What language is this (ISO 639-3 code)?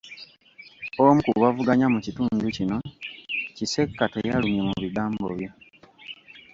lug